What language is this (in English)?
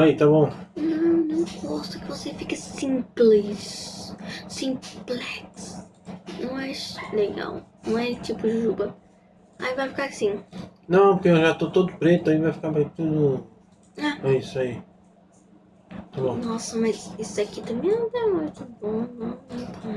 Portuguese